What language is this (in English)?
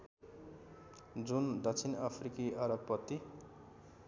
Nepali